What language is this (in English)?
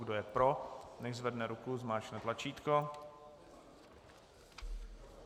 Czech